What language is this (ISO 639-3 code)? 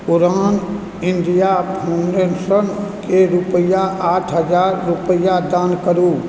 mai